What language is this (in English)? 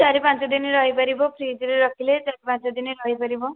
Odia